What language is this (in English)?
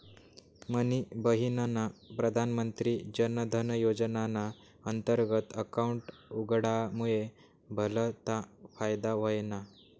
Marathi